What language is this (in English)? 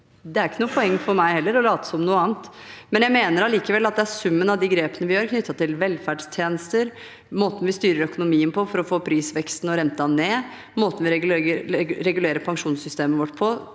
Norwegian